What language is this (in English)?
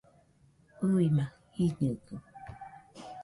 Nüpode Huitoto